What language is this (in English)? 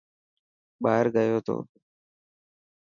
Dhatki